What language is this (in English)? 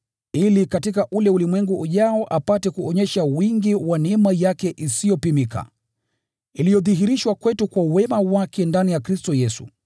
Swahili